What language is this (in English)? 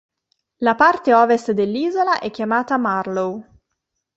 Italian